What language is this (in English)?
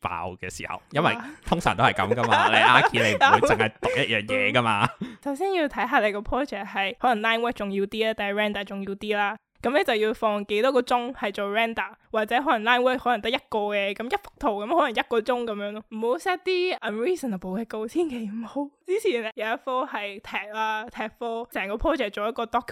Chinese